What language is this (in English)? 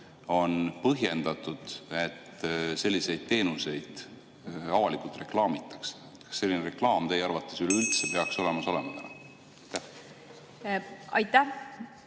Estonian